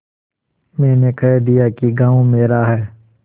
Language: Hindi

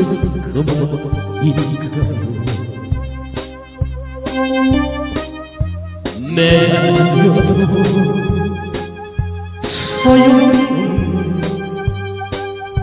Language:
Korean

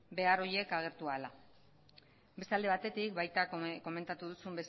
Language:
Basque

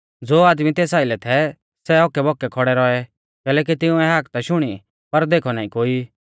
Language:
Mahasu Pahari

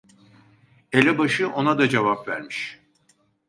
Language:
Turkish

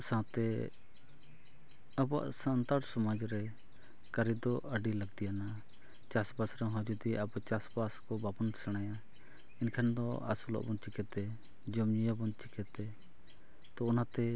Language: Santali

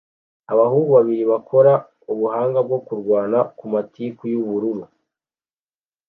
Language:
Kinyarwanda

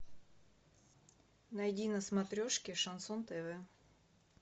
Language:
Russian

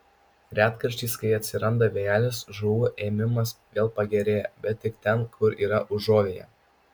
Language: Lithuanian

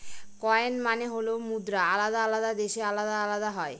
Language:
Bangla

